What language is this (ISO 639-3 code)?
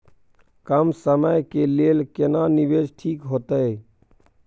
mai